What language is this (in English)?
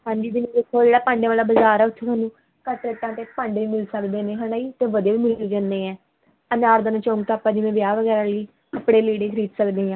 Punjabi